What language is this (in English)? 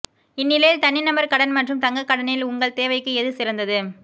Tamil